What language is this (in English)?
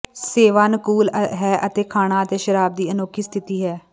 Punjabi